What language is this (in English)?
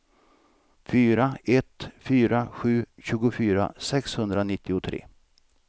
Swedish